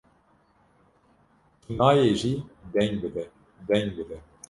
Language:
Kurdish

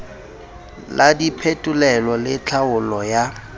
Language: Southern Sotho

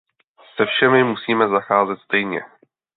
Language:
Czech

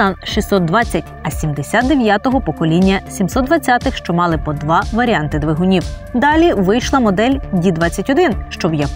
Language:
Ukrainian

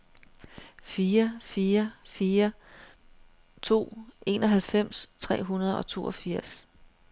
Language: Danish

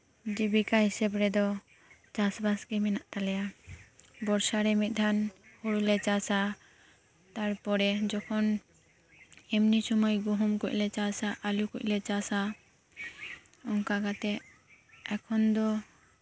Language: Santali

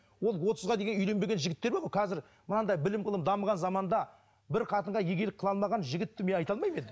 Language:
Kazakh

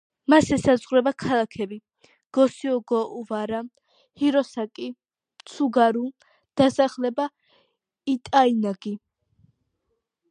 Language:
Georgian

